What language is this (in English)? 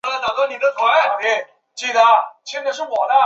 Chinese